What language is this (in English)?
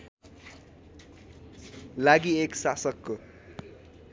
Nepali